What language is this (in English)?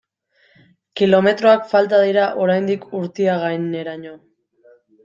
Basque